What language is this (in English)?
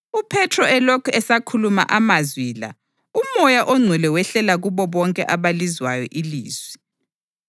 North Ndebele